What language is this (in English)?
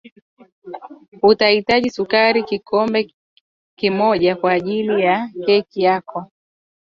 Swahili